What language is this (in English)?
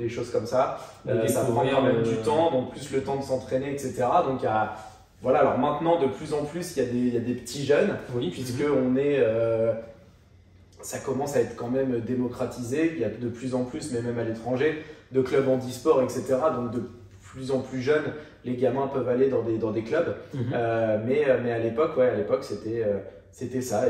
French